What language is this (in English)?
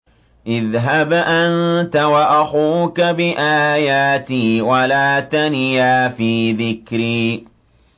Arabic